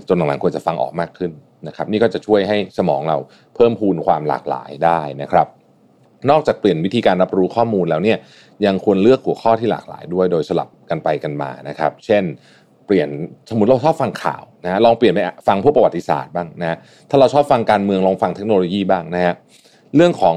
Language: Thai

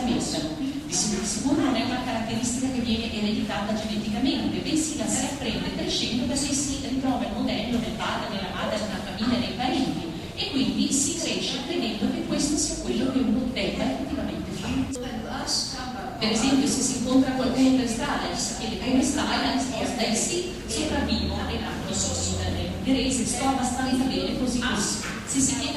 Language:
Italian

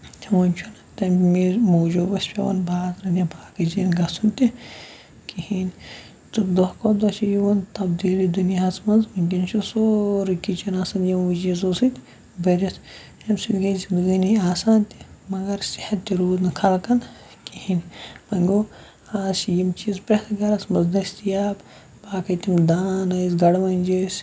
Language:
Kashmiri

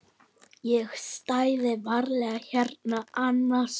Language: Icelandic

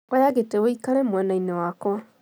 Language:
Kikuyu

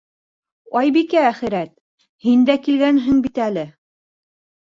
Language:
Bashkir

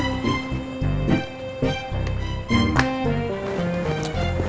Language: Indonesian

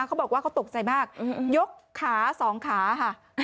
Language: Thai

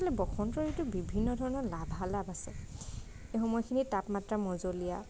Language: Assamese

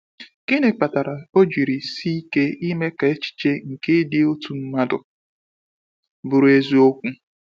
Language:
Igbo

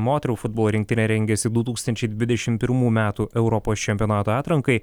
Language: Lithuanian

